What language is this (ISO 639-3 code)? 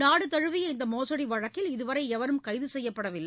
tam